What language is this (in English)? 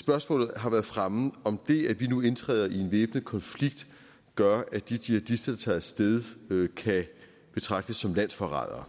Danish